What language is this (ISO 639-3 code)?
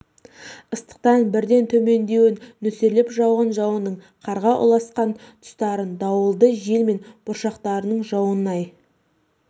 kaz